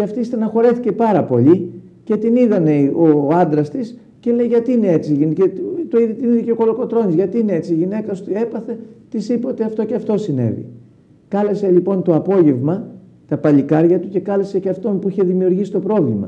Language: Greek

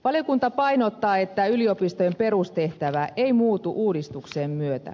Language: Finnish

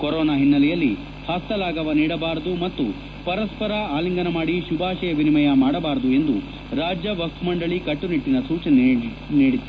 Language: Kannada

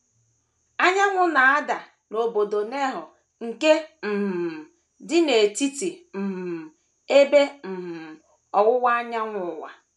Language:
Igbo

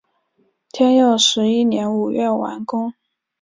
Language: Chinese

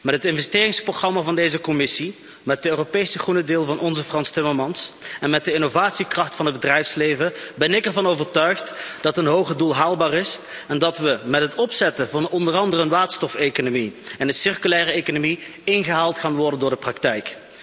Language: Dutch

